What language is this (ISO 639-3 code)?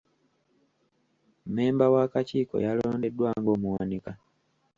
lug